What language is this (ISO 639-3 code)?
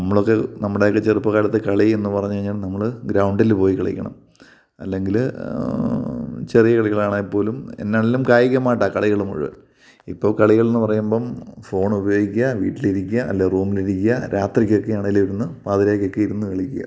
mal